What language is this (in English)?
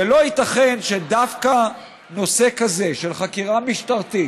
Hebrew